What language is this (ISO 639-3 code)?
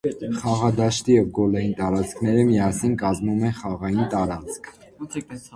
hye